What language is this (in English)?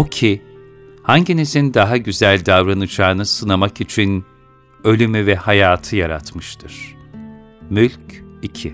Turkish